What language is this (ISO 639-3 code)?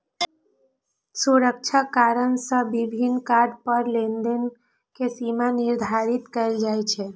mai